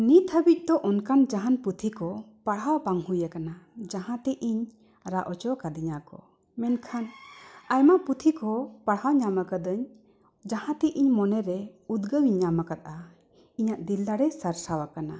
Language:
Santali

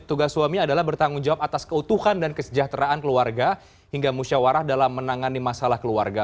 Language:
Indonesian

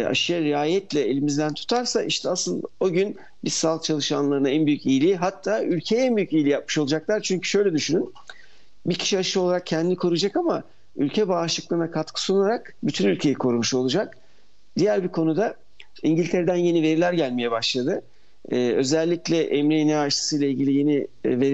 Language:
Turkish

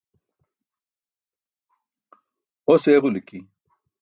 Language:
Burushaski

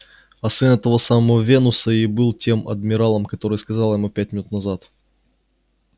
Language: Russian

